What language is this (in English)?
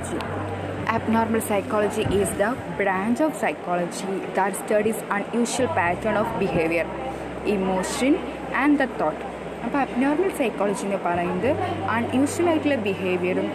Malayalam